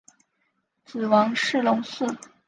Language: Chinese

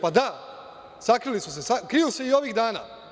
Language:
Serbian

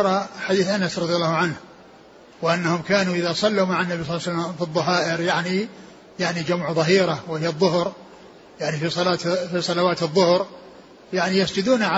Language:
Arabic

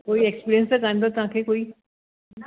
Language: Sindhi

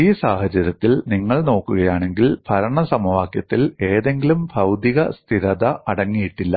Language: Malayalam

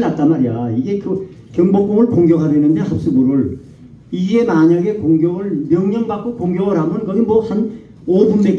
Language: Korean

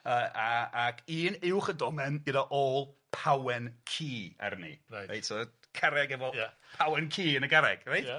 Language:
Welsh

